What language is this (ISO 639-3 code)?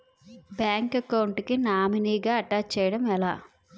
tel